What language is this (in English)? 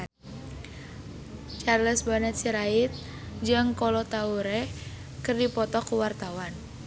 Sundanese